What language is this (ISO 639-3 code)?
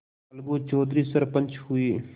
hin